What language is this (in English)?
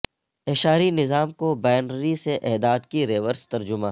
Urdu